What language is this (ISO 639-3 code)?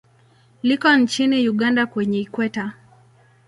swa